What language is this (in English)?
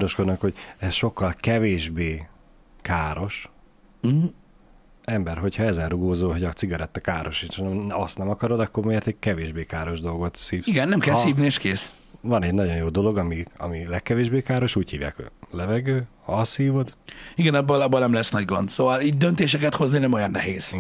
Hungarian